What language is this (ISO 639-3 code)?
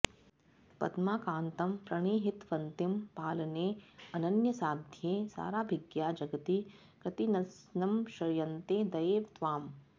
san